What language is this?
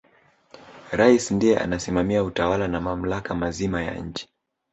Swahili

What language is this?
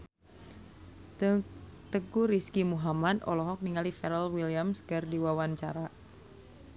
Sundanese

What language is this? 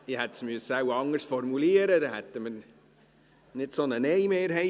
Swiss German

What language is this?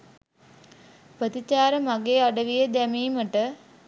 Sinhala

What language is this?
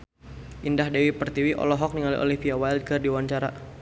Sundanese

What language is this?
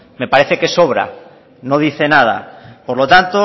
Spanish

